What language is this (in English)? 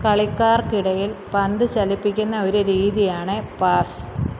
Malayalam